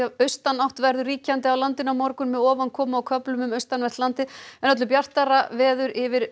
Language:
Icelandic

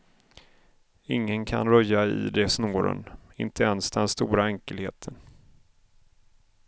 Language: Swedish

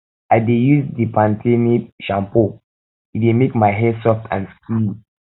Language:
Nigerian Pidgin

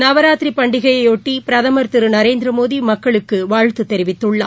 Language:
Tamil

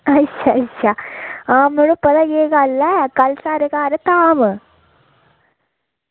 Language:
Dogri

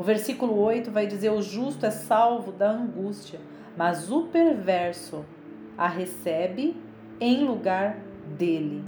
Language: Portuguese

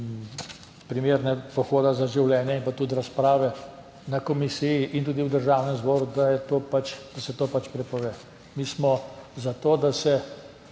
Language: Slovenian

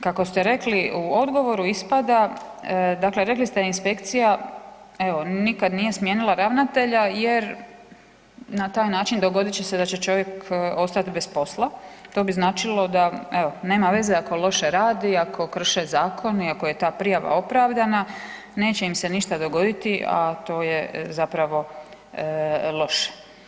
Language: Croatian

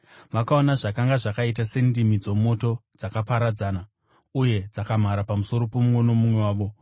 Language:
Shona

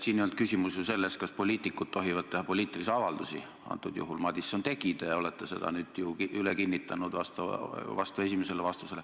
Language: Estonian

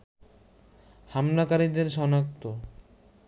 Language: Bangla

